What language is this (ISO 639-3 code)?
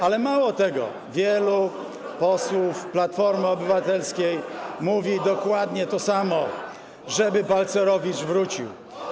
pol